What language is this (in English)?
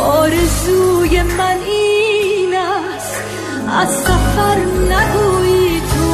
Persian